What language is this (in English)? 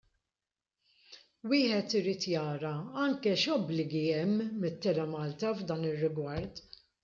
Maltese